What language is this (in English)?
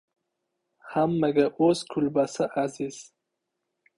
Uzbek